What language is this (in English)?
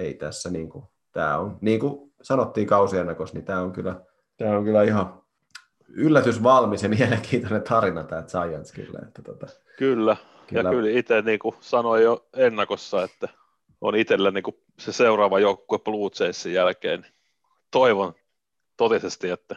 Finnish